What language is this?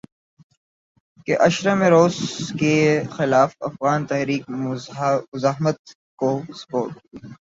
Urdu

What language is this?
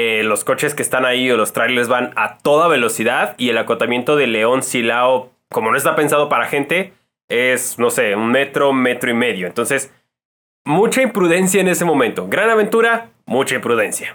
Spanish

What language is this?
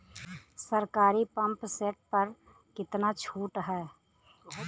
Bhojpuri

